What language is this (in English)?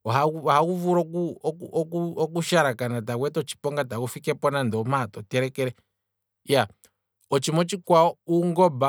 Kwambi